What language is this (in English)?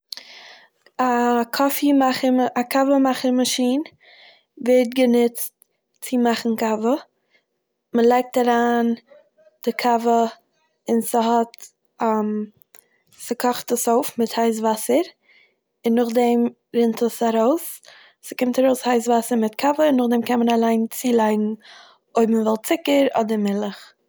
Yiddish